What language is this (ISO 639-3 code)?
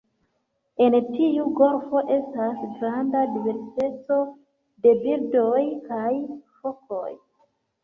epo